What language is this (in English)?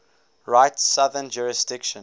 English